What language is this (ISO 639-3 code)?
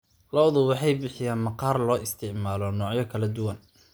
som